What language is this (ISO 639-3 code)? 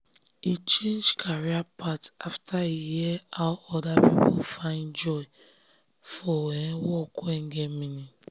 pcm